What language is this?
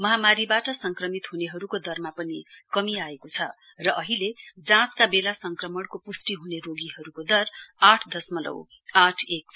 Nepali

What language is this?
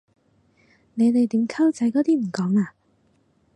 Cantonese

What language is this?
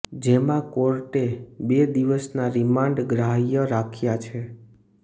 Gujarati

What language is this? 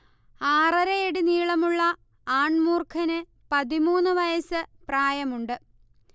Malayalam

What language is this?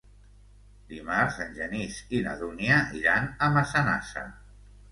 Catalan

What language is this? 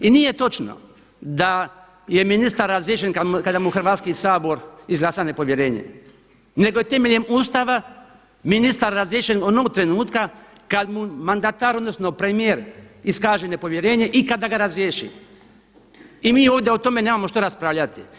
Croatian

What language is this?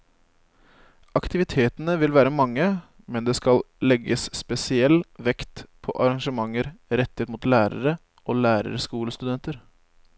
Norwegian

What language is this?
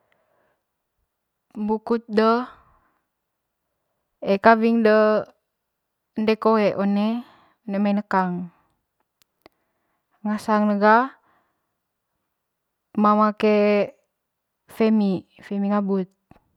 Manggarai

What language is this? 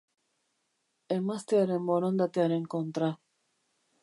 Basque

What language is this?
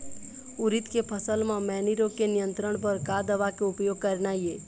Chhattisgarhi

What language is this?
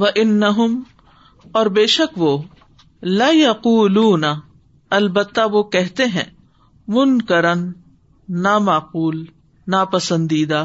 Urdu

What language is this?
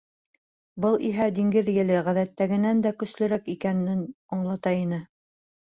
Bashkir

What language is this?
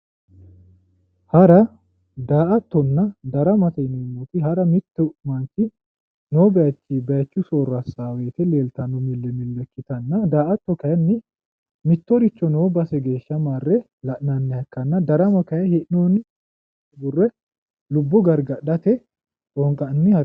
Sidamo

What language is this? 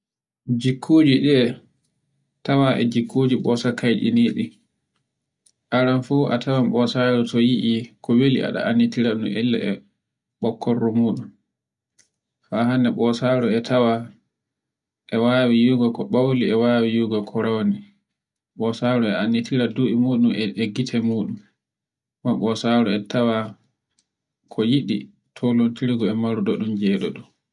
Borgu Fulfulde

